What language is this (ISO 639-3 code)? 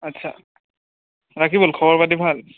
asm